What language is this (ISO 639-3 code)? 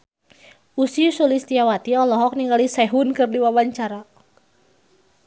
sun